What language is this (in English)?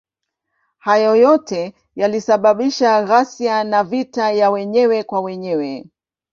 Swahili